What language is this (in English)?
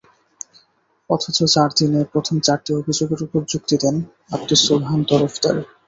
Bangla